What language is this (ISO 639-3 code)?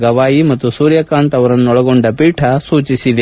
kan